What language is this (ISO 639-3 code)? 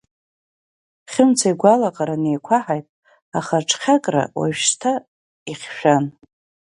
abk